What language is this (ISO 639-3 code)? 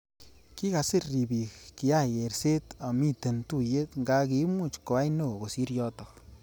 kln